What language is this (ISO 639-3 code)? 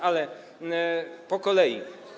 pol